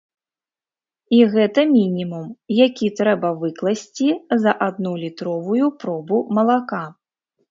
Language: Belarusian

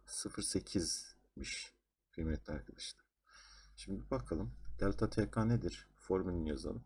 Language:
Turkish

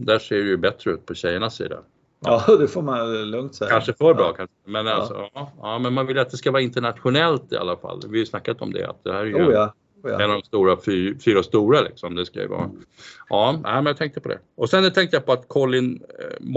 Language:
Swedish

